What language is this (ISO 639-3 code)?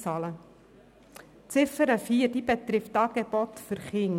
gsw